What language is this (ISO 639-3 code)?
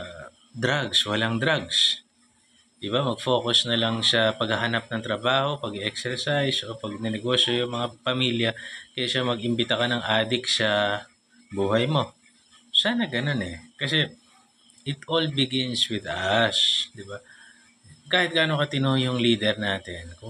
fil